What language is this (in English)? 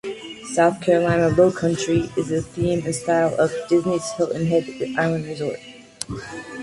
English